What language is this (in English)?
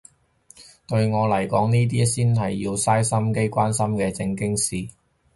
Cantonese